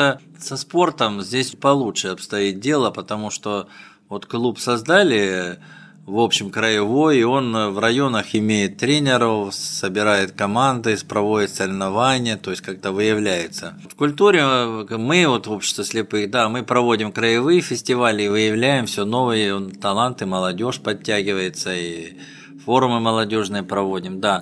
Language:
Russian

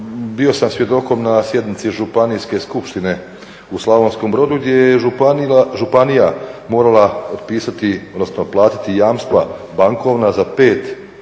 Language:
Croatian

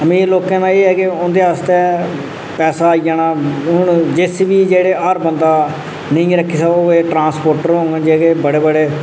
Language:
Dogri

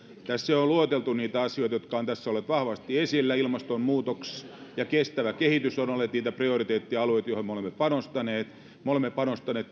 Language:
Finnish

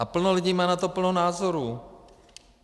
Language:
Czech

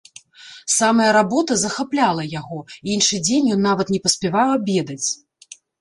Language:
Belarusian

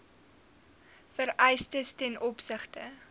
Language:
Afrikaans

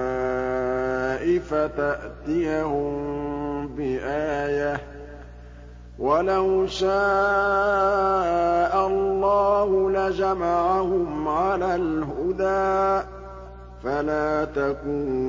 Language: Arabic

